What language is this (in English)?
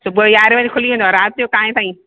Sindhi